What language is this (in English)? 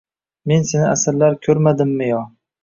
Uzbek